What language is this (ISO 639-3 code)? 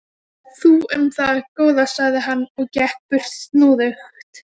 isl